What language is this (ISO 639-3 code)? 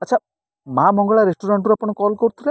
ori